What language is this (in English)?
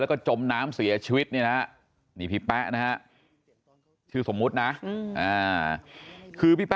Thai